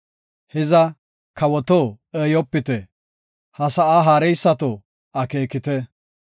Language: Gofa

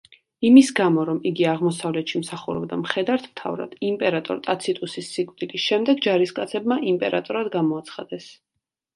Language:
Georgian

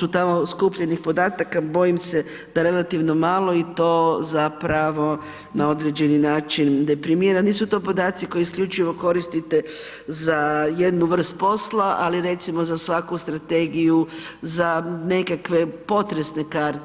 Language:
Croatian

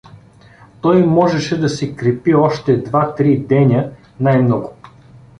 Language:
Bulgarian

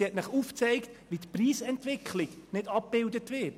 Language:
Swiss German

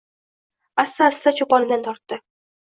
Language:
Uzbek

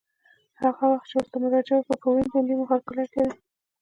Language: Pashto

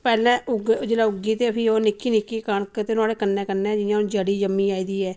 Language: Dogri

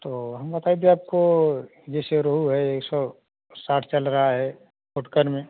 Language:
Hindi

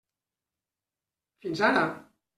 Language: Catalan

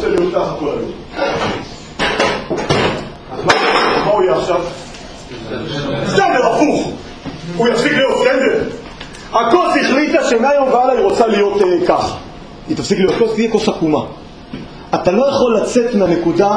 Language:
Hebrew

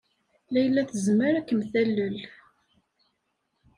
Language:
Kabyle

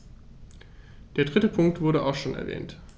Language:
German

